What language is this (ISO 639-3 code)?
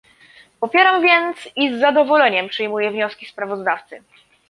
pol